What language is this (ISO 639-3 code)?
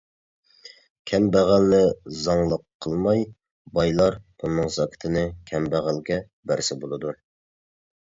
uig